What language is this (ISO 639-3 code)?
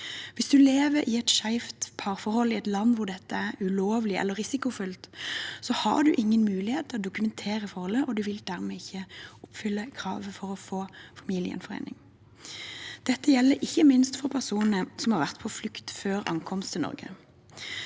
nor